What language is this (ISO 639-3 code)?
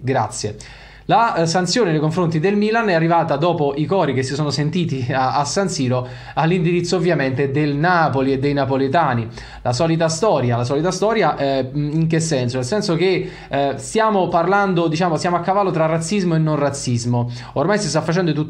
ita